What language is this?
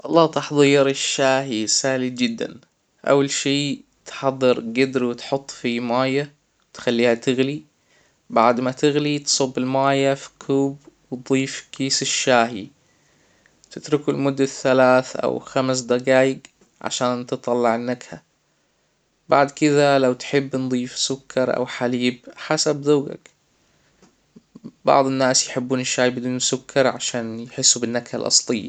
Hijazi Arabic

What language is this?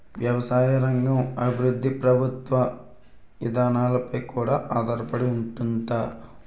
Telugu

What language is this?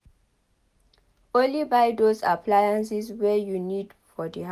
Nigerian Pidgin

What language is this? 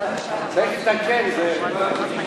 Hebrew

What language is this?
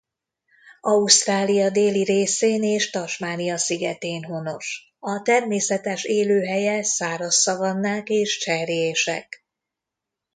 Hungarian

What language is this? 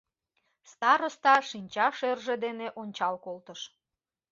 Mari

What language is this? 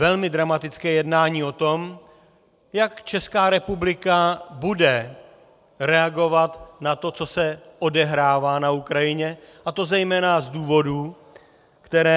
Czech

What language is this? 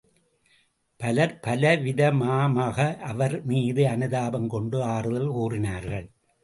Tamil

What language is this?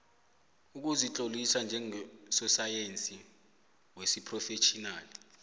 South Ndebele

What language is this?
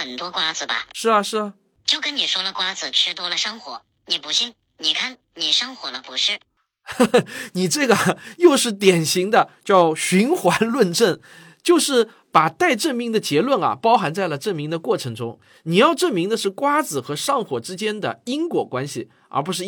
Chinese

